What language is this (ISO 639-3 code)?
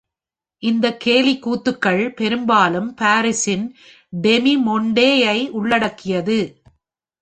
tam